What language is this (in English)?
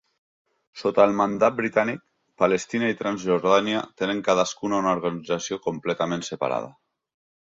Catalan